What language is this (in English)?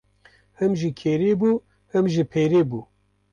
Kurdish